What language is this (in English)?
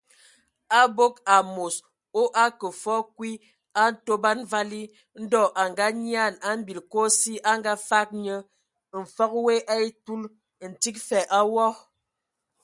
Ewondo